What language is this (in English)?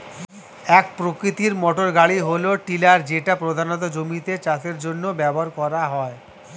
Bangla